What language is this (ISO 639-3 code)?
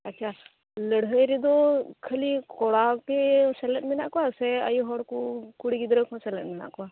sat